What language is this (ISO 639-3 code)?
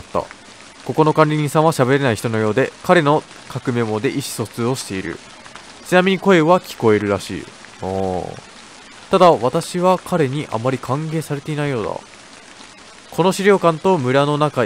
jpn